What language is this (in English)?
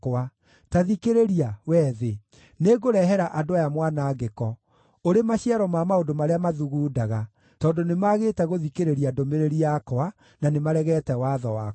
Kikuyu